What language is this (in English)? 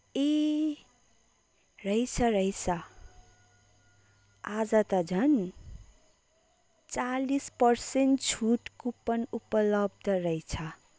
Nepali